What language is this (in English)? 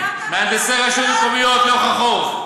Hebrew